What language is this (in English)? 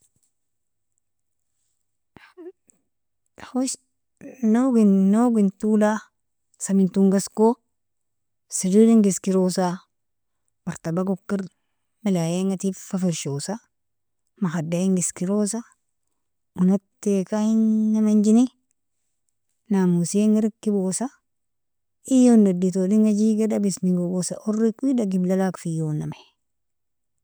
Nobiin